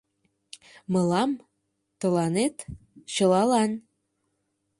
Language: Mari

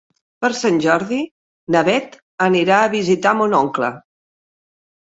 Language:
Catalan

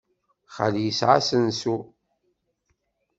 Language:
Kabyle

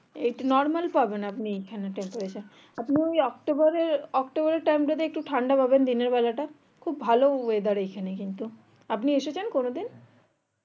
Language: Bangla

